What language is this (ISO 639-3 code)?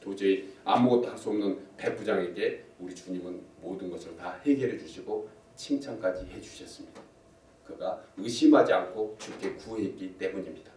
kor